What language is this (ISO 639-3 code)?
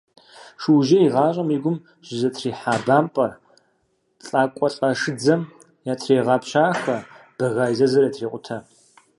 kbd